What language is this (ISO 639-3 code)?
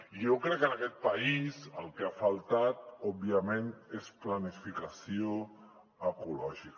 cat